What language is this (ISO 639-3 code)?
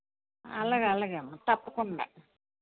tel